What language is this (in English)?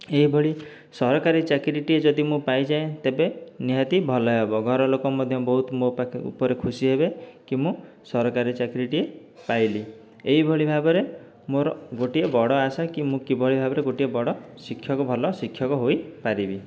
Odia